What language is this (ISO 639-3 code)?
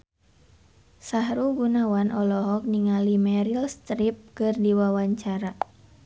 sun